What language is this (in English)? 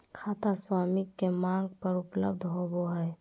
Magahi